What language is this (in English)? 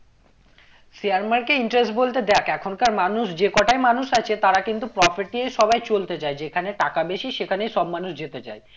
Bangla